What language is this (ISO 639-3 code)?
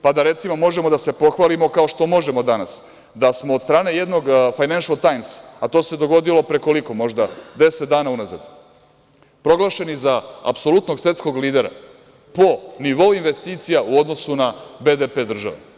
srp